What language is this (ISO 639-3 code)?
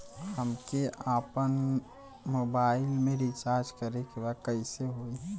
bho